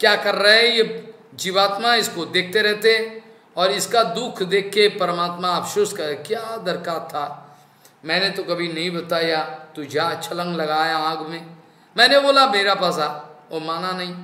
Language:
Hindi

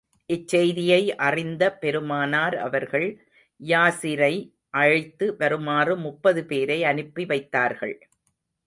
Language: Tamil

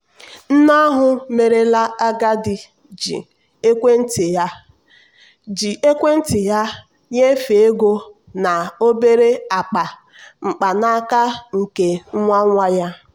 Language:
Igbo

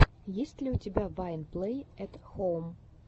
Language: Russian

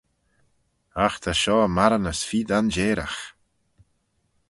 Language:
Manx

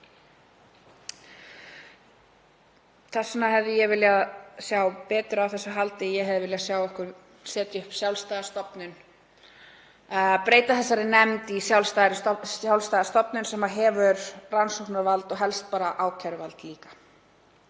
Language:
Icelandic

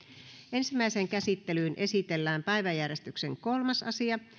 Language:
Finnish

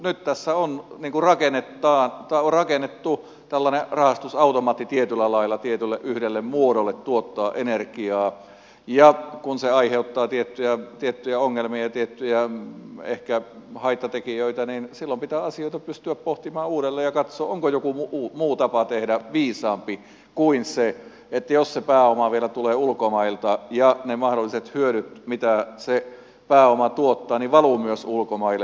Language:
Finnish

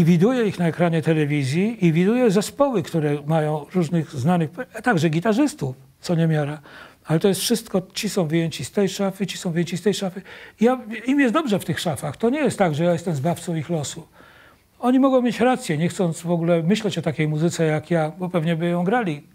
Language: Polish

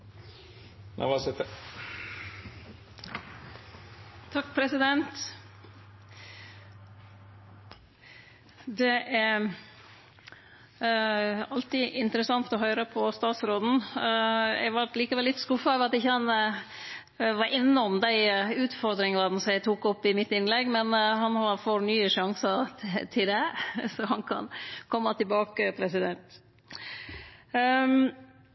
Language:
Norwegian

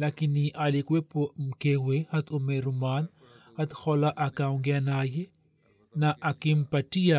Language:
Swahili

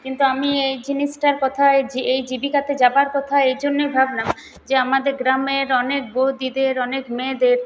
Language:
Bangla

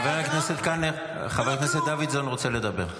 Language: Hebrew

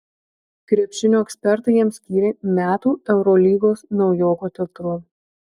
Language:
Lithuanian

